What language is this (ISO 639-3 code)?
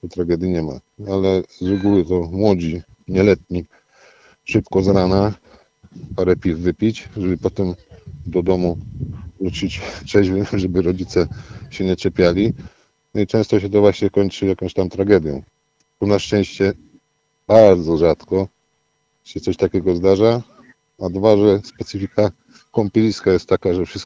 pol